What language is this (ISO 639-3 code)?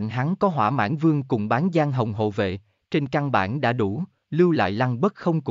vie